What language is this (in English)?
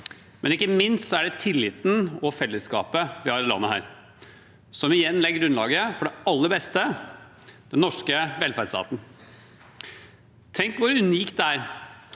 Norwegian